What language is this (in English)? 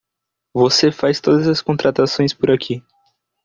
Portuguese